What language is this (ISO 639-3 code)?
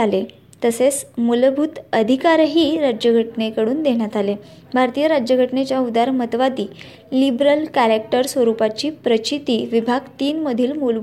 mar